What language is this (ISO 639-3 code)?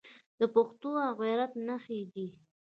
pus